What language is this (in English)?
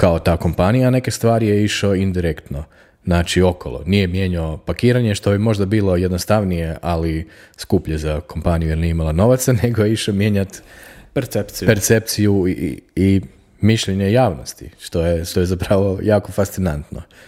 Croatian